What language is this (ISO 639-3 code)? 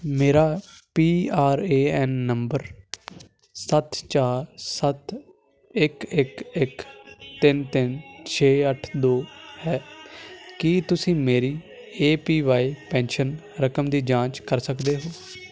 pan